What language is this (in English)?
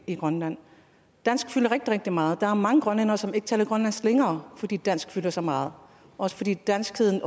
Danish